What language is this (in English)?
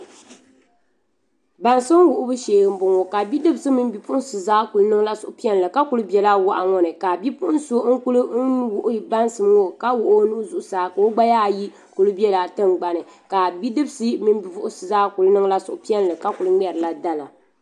Dagbani